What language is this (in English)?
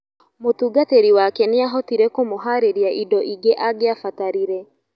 Kikuyu